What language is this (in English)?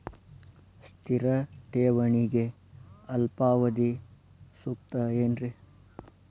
Kannada